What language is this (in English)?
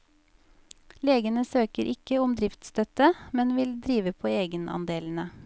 Norwegian